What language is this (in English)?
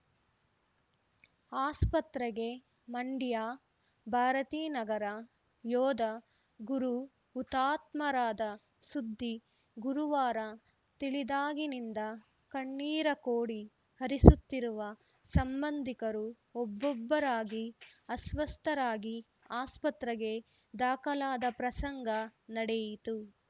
Kannada